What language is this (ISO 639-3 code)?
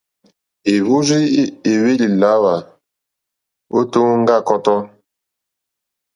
bri